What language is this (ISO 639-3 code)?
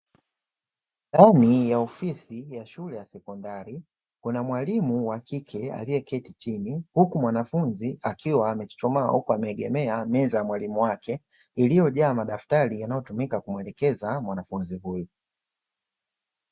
swa